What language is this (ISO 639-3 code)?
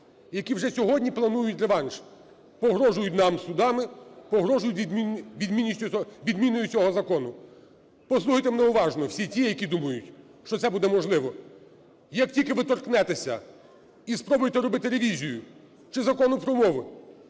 ukr